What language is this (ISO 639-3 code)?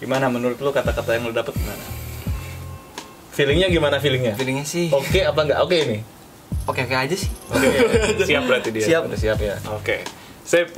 ind